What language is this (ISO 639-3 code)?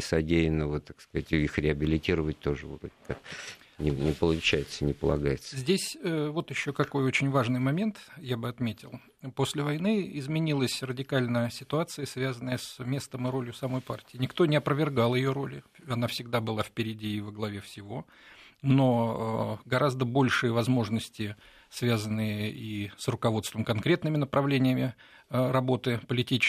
rus